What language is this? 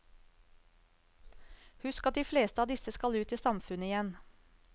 Norwegian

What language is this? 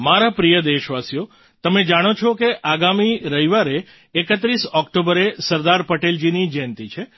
Gujarati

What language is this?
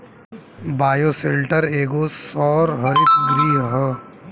Bhojpuri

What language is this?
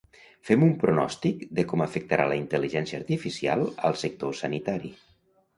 Catalan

